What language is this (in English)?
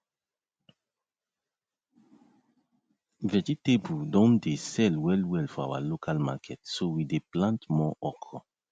Nigerian Pidgin